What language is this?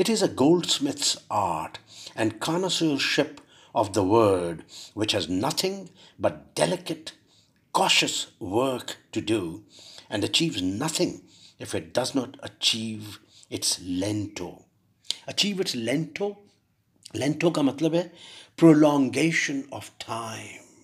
Urdu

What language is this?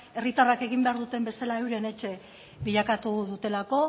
Basque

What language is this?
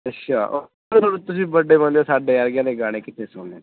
Punjabi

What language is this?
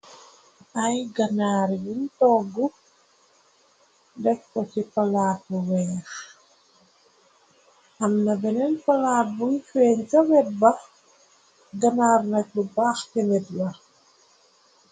Wolof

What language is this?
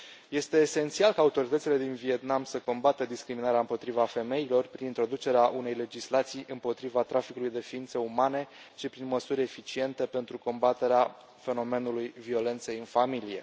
Romanian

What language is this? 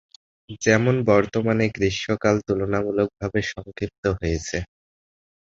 Bangla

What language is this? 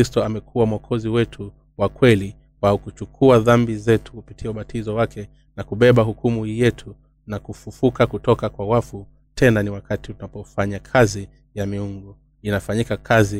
Swahili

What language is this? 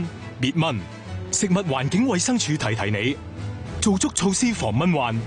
Chinese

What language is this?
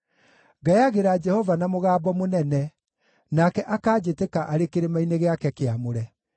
Kikuyu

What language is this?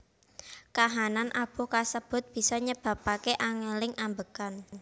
Javanese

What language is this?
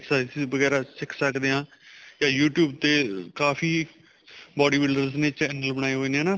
Punjabi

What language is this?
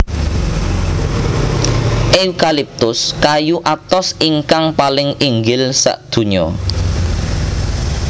Javanese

